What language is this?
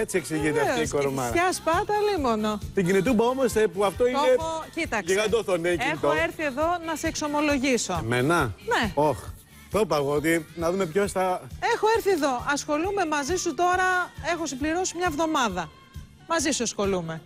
Greek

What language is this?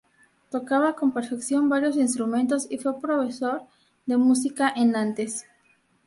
Spanish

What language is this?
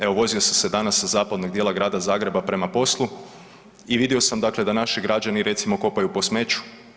Croatian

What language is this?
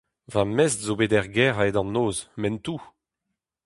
Breton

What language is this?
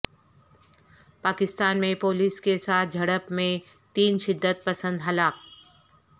Urdu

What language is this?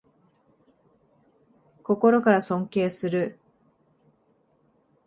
Japanese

